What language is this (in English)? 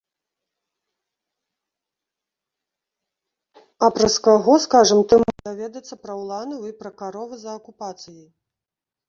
Belarusian